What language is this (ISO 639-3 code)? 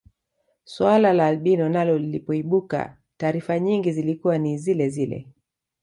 swa